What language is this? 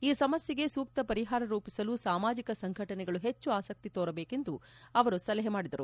Kannada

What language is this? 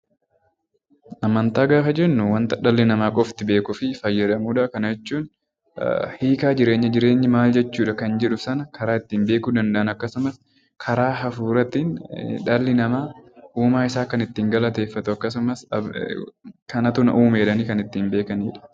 Oromo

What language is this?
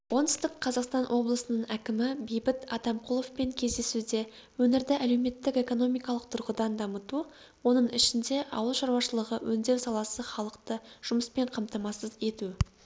Kazakh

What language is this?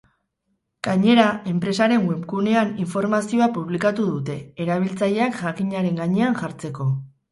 Basque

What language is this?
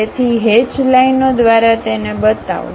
Gujarati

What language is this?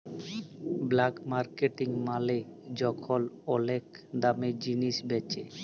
Bangla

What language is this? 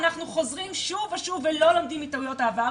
Hebrew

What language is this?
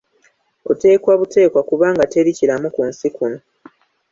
Ganda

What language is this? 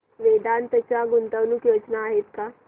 Marathi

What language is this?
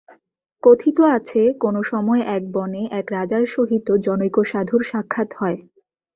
Bangla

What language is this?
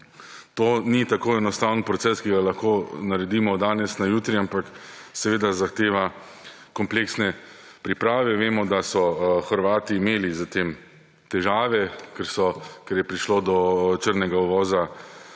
Slovenian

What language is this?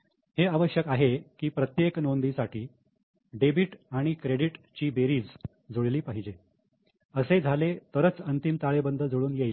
Marathi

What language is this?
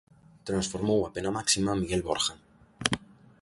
Galician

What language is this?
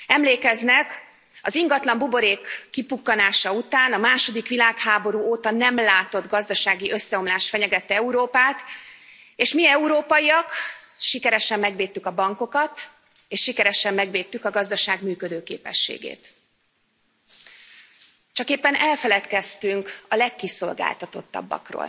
Hungarian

